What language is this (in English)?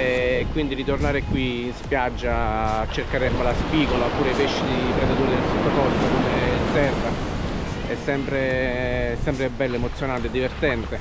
Italian